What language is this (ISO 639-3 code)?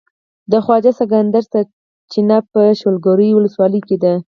pus